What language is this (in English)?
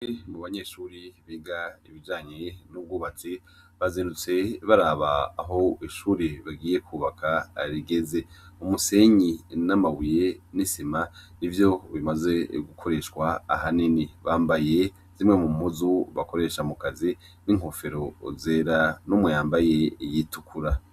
Rundi